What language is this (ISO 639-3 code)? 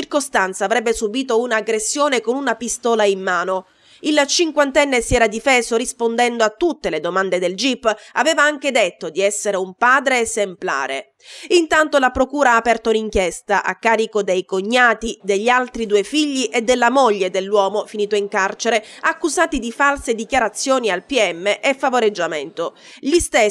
ita